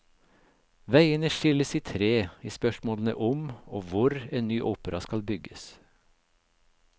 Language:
Norwegian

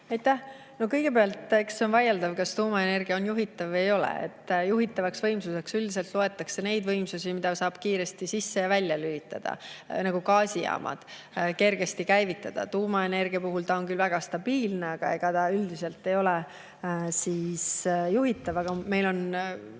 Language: Estonian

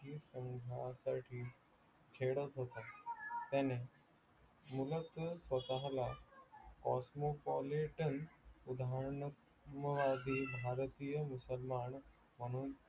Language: Marathi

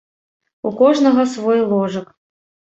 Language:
Belarusian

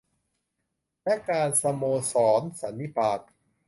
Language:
Thai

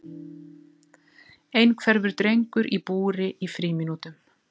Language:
Icelandic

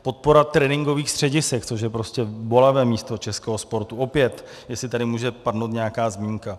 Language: Czech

